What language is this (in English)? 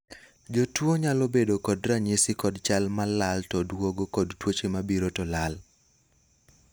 Luo (Kenya and Tanzania)